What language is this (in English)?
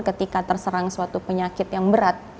Indonesian